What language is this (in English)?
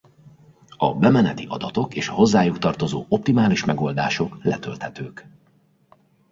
Hungarian